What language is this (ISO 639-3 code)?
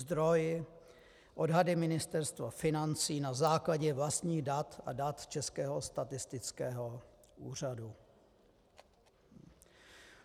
ces